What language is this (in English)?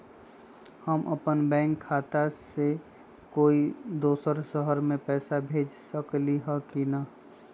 Magahi